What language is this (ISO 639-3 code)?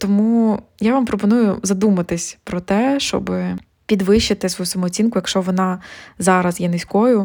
ukr